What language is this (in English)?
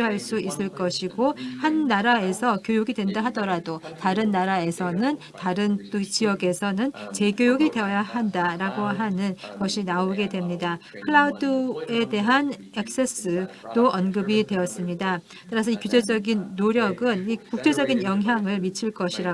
Korean